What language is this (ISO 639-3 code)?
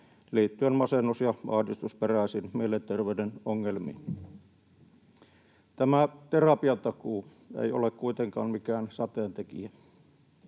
fin